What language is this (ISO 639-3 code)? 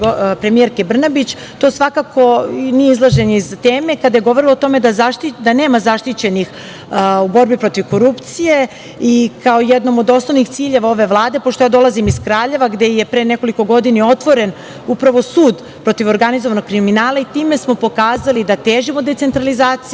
srp